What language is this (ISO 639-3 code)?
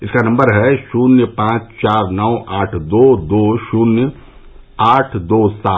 hin